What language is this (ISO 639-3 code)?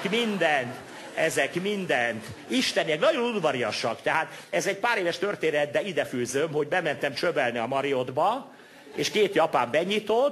hun